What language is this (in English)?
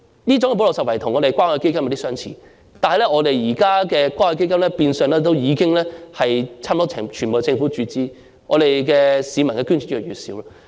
Cantonese